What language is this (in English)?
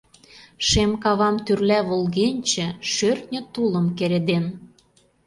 Mari